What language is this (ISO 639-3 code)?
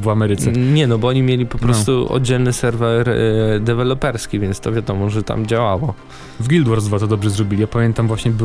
pol